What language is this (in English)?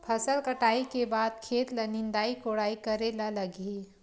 Chhattisgarhi